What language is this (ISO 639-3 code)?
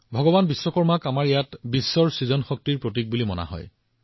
asm